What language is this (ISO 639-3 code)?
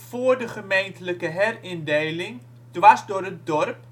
nld